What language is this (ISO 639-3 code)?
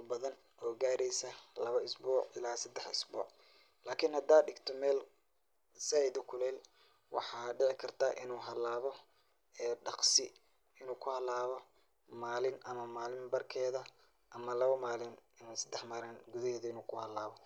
som